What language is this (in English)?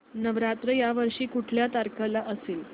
Marathi